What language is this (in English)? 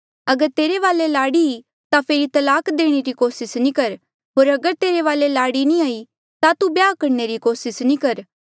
Mandeali